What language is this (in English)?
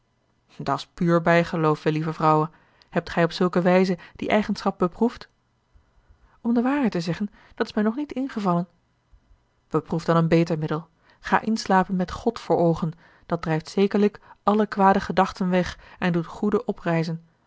Dutch